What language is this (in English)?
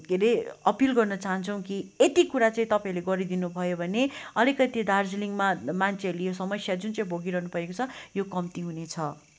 Nepali